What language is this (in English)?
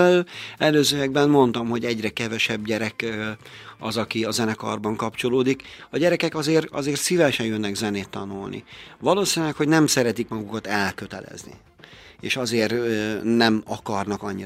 Hungarian